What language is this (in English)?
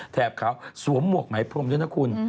Thai